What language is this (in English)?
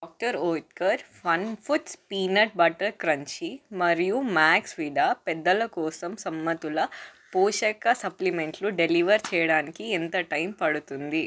Telugu